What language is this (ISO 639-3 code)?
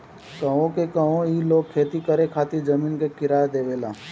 bho